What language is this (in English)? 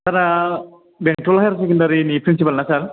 Bodo